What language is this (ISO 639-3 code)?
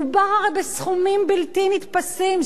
heb